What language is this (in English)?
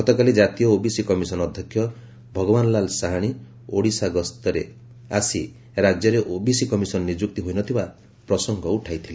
Odia